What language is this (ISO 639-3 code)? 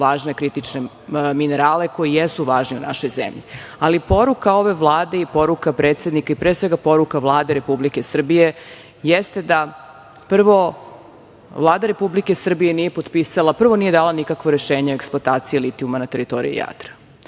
srp